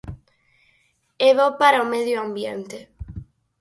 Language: Galician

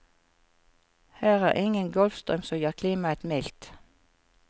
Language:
Norwegian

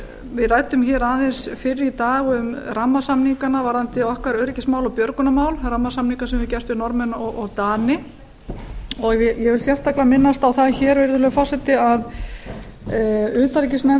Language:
Icelandic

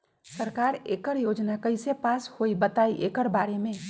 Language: Magahi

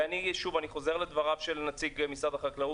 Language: Hebrew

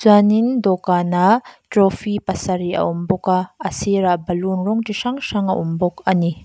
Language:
Mizo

